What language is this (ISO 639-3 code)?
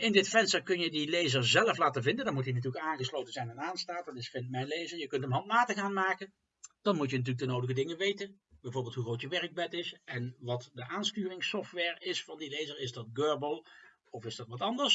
nld